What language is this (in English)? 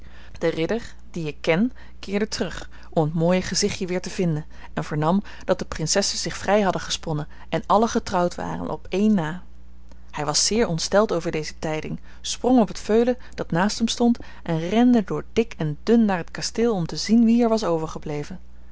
Dutch